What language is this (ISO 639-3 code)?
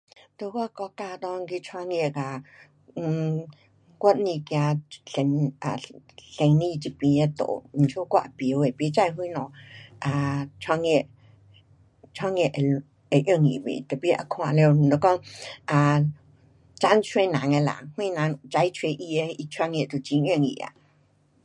cpx